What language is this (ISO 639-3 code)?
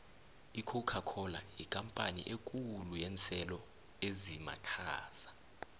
nbl